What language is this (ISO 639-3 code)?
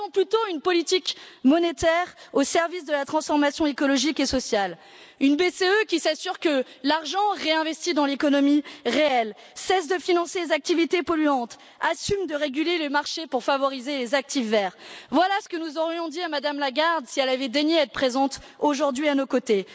fra